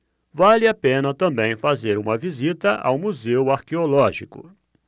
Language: Portuguese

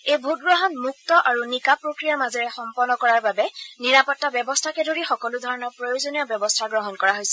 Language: Assamese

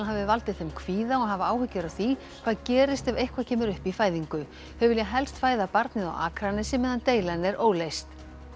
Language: Icelandic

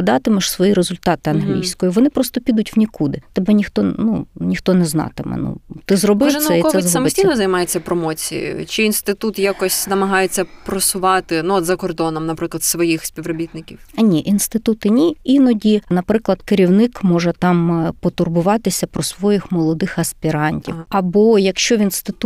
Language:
Ukrainian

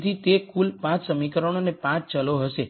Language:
Gujarati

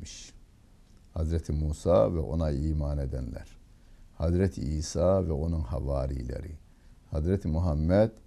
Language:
Turkish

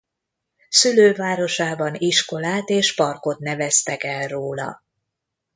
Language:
Hungarian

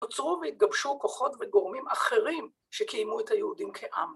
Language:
Hebrew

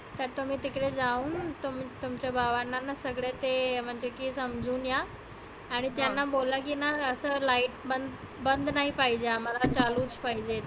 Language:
Marathi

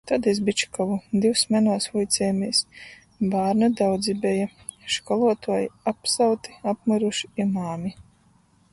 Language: Latgalian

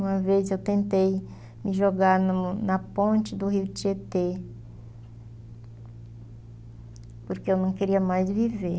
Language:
Portuguese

